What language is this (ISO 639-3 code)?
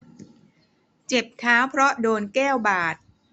tha